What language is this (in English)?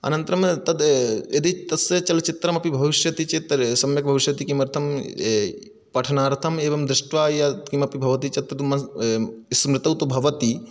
Sanskrit